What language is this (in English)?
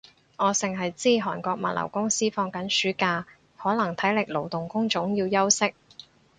Cantonese